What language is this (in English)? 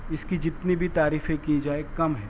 Urdu